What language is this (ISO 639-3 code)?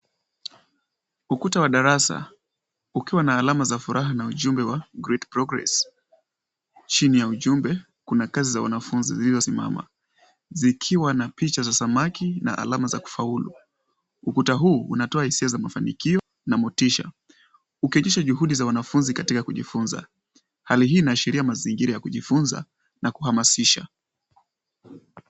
swa